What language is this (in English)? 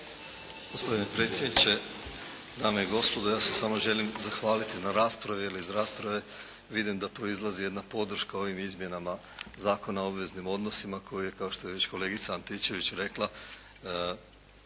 Croatian